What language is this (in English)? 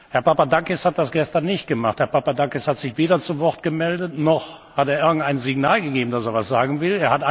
German